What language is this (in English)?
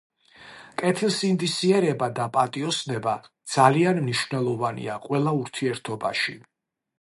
Georgian